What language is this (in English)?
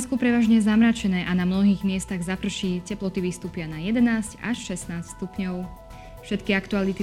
Slovak